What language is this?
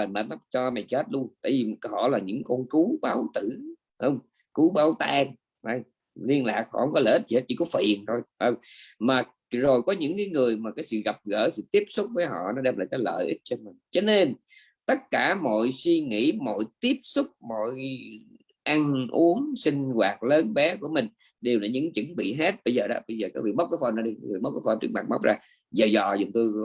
Vietnamese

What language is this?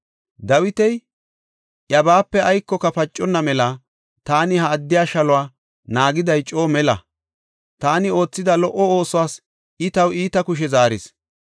Gofa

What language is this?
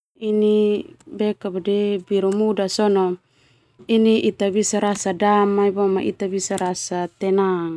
Termanu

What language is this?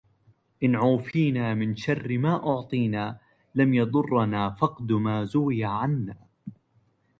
Arabic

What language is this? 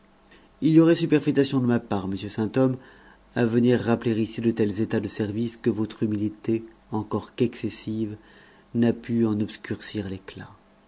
French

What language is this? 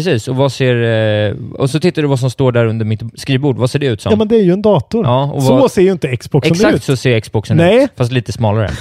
Swedish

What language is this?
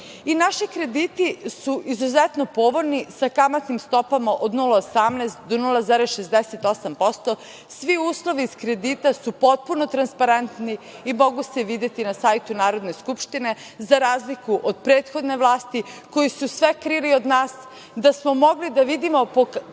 Serbian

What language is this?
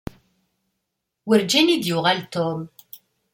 Kabyle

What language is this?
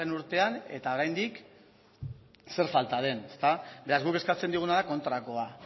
Basque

